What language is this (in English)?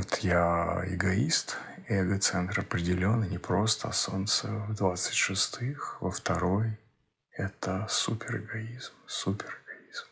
Russian